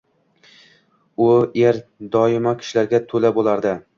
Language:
Uzbek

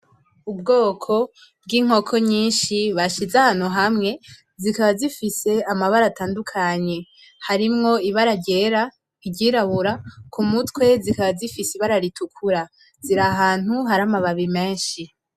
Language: Rundi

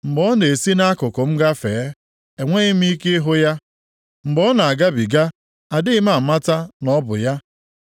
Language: Igbo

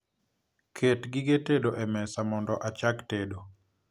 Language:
Luo (Kenya and Tanzania)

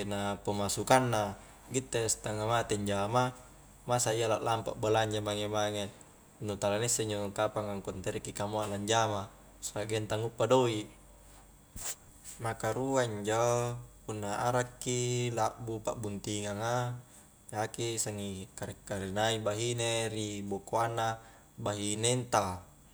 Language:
Highland Konjo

